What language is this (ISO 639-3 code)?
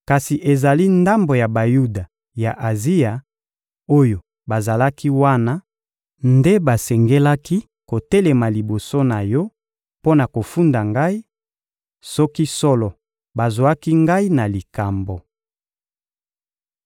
lin